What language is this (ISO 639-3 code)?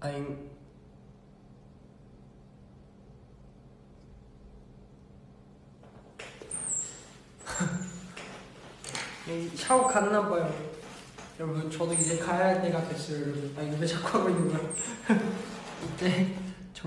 kor